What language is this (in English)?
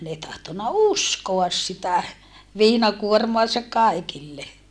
Finnish